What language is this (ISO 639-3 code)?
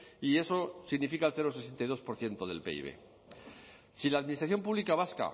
spa